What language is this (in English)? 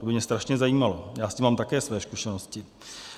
Czech